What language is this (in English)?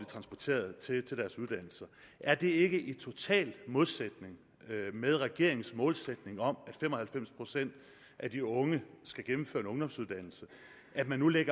Danish